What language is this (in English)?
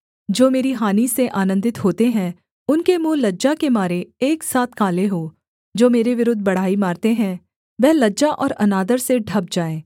Hindi